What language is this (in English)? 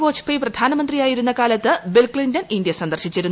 Malayalam